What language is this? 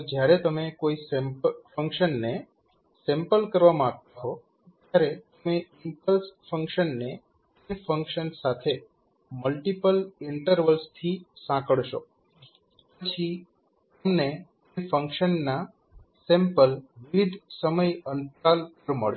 Gujarati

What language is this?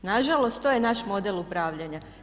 Croatian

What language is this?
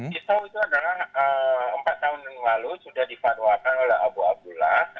Indonesian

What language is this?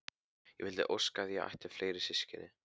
Icelandic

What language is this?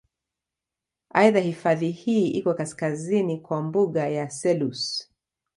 Swahili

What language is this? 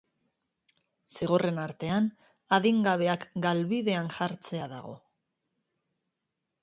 Basque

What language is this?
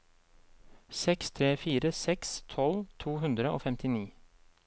Norwegian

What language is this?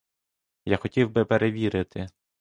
Ukrainian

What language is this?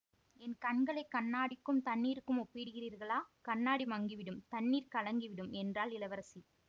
Tamil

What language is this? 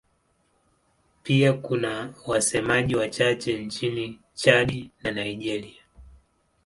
Swahili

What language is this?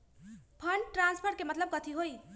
Magahi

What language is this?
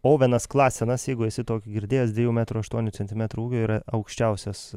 Lithuanian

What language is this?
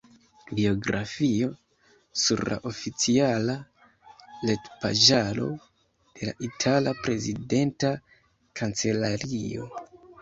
Esperanto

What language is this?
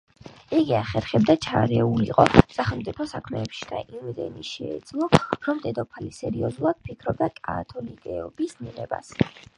Georgian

